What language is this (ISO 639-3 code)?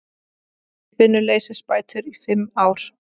isl